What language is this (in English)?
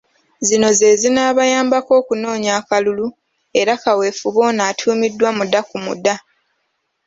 Ganda